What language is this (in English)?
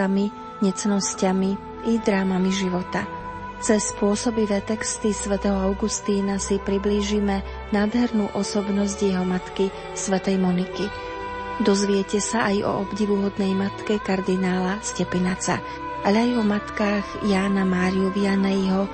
Slovak